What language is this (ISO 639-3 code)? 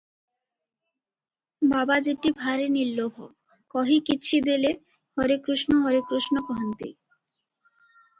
ori